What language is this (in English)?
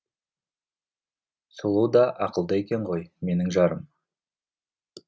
Kazakh